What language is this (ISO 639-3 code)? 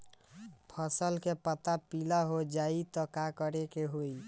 bho